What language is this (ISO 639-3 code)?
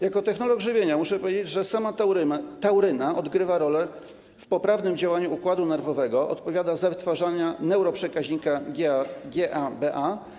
pol